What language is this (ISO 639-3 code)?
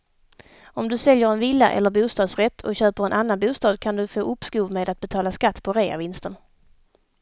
swe